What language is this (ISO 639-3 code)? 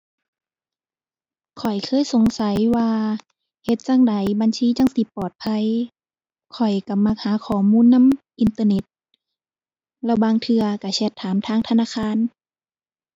tha